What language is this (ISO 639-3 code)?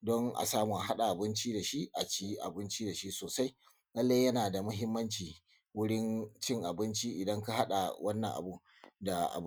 hau